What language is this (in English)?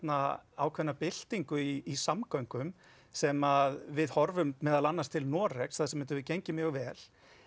Icelandic